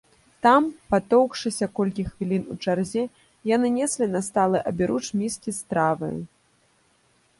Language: Belarusian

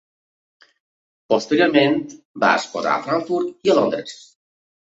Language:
Catalan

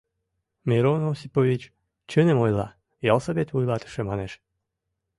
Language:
Mari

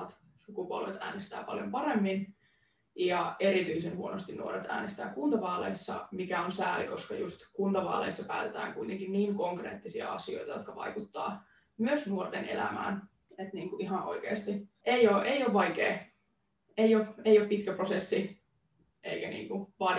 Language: Finnish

